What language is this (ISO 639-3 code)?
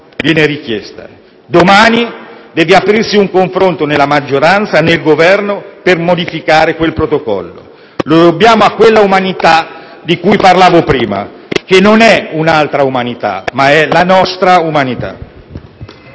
ita